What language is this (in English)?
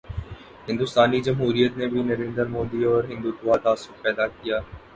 Urdu